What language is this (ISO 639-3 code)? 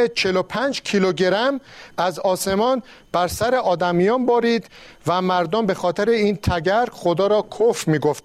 fas